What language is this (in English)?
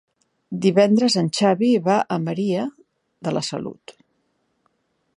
Catalan